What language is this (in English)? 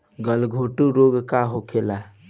Bhojpuri